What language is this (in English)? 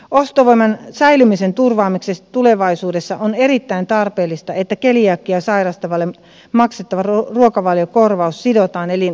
Finnish